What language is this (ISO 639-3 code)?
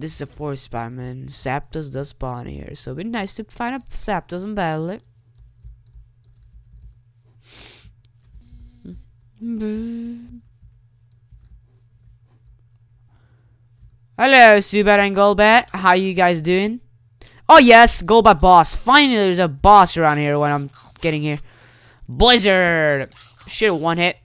eng